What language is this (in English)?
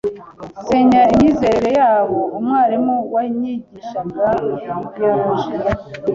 Kinyarwanda